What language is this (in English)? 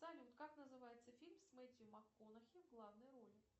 Russian